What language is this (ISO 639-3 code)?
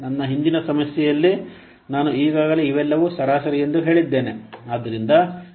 kan